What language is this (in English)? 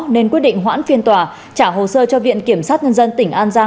Vietnamese